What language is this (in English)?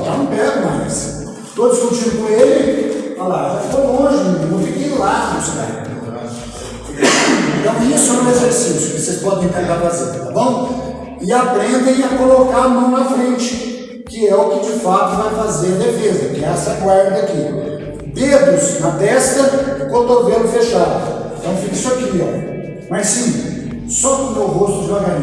Portuguese